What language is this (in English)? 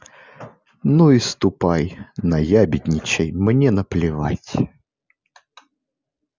Russian